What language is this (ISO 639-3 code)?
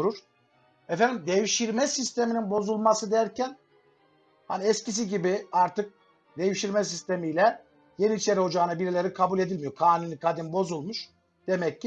tur